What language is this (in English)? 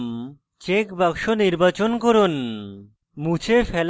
Bangla